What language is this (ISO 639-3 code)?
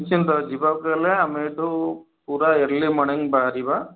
ori